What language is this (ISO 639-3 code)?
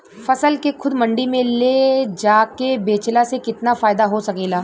bho